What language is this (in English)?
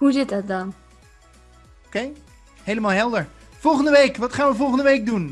Dutch